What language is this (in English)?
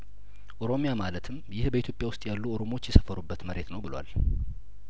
Amharic